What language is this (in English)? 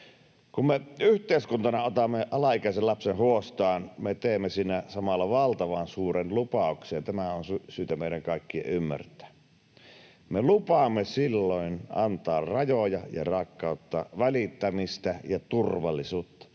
Finnish